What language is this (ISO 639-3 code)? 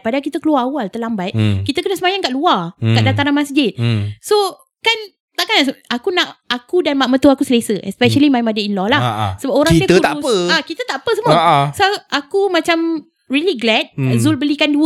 msa